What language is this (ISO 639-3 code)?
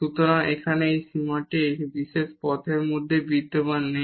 ben